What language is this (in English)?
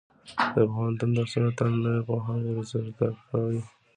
Pashto